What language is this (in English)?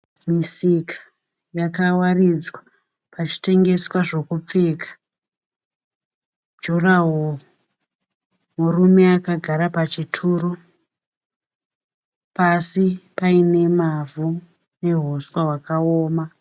Shona